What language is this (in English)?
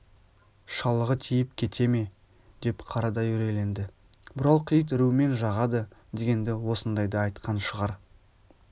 Kazakh